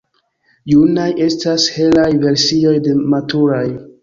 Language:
Esperanto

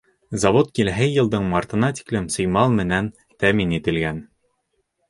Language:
Bashkir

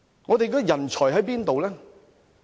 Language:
Cantonese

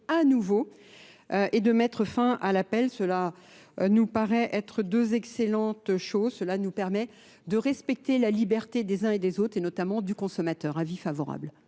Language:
French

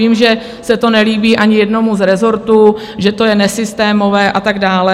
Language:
Czech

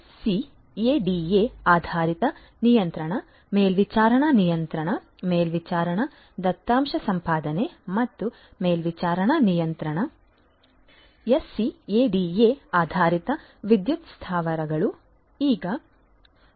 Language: Kannada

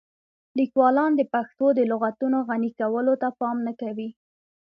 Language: Pashto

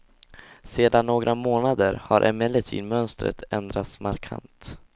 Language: Swedish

